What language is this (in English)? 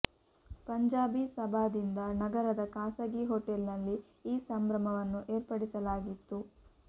Kannada